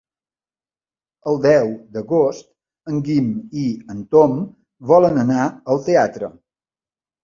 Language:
Catalan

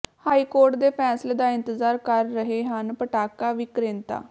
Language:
Punjabi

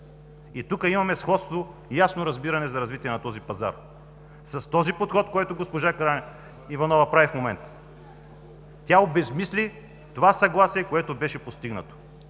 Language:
Bulgarian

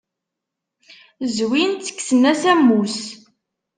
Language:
Kabyle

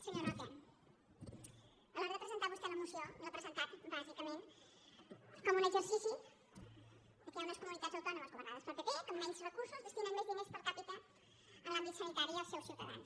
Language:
Catalan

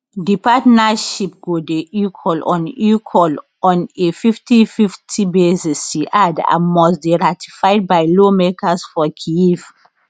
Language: Nigerian Pidgin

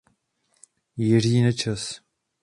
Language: Czech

